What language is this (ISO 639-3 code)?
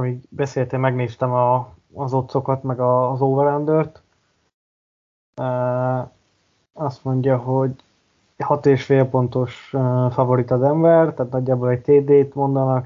hun